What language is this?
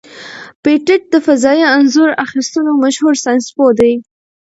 Pashto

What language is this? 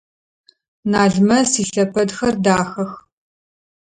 Adyghe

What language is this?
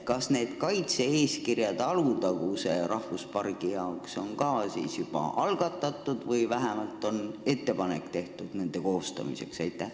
Estonian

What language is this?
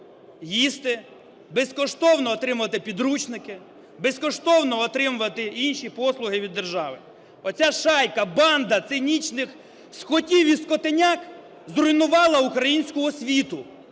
Ukrainian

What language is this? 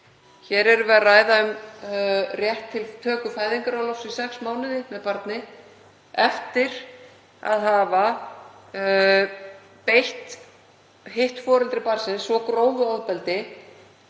Icelandic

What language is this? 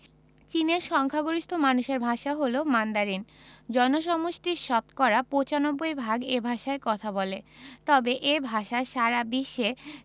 Bangla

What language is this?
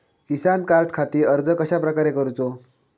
Marathi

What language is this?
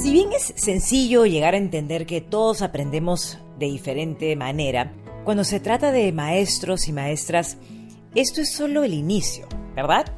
Spanish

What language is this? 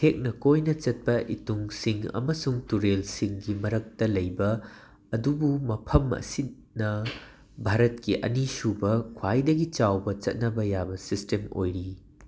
Manipuri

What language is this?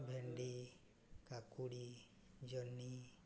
Odia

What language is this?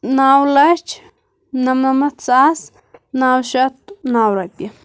Kashmiri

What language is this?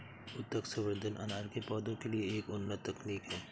Hindi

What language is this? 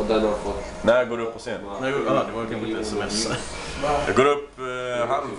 Swedish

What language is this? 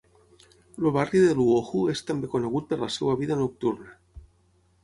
Catalan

